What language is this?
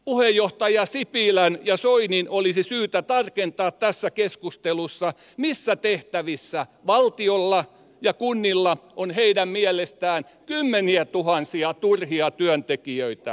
Finnish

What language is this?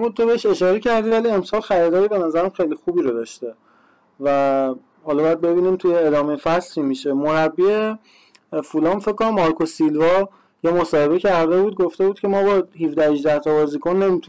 Persian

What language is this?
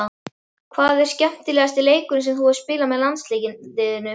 Icelandic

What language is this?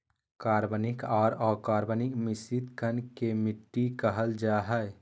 Magahi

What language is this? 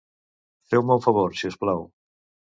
Catalan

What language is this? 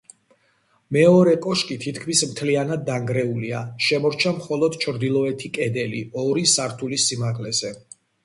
Georgian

